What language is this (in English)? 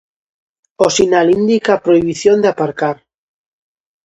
Galician